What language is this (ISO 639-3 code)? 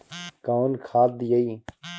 bho